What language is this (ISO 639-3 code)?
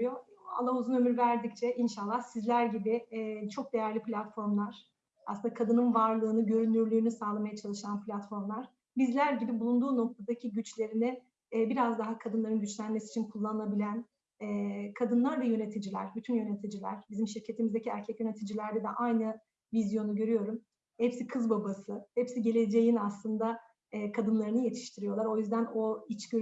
tur